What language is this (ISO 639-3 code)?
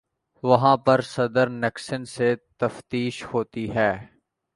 urd